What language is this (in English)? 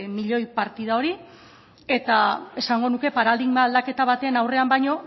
Basque